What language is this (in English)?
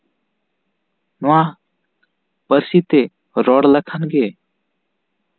Santali